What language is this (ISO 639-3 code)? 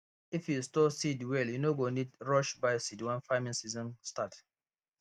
pcm